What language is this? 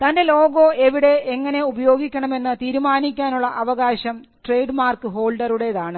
Malayalam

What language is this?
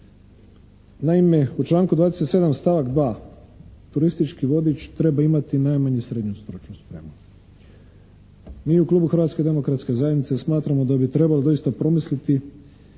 Croatian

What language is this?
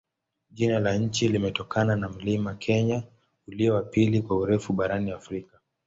Swahili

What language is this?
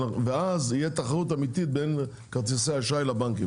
Hebrew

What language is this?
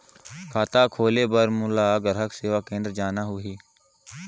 Chhattisgarhi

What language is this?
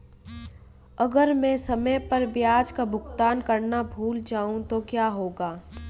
Hindi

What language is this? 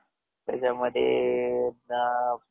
Marathi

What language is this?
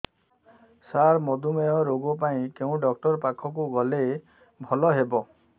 Odia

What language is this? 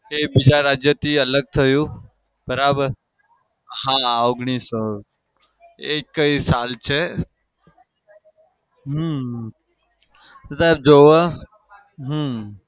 Gujarati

